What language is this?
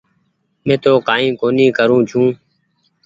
Goaria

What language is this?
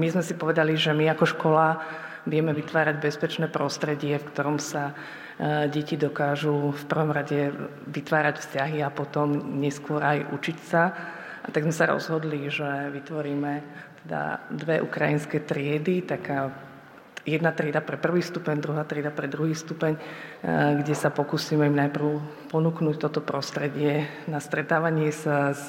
Slovak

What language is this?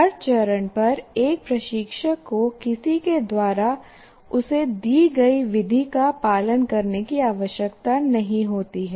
Hindi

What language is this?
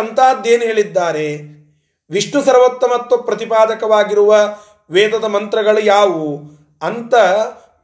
Kannada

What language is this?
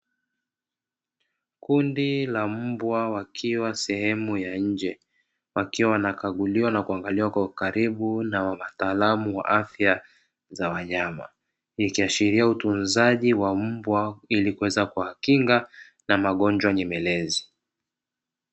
Swahili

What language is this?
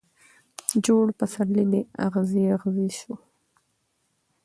Pashto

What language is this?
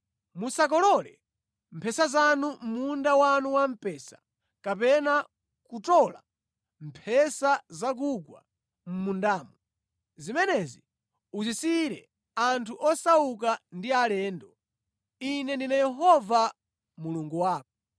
Nyanja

